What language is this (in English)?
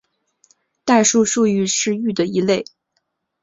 Chinese